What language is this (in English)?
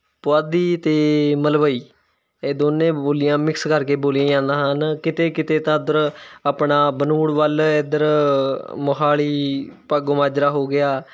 Punjabi